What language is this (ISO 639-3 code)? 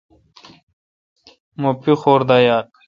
xka